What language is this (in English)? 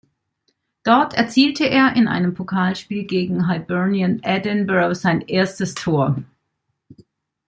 German